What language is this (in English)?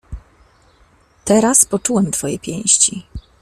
Polish